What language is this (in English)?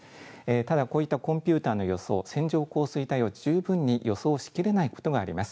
Japanese